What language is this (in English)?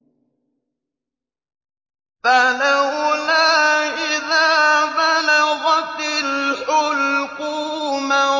Arabic